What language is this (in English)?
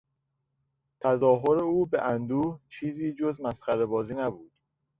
Persian